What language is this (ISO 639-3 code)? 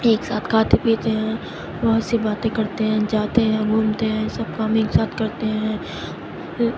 urd